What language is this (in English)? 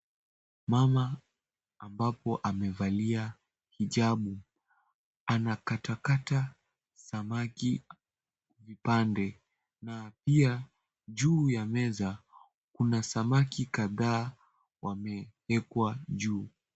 Swahili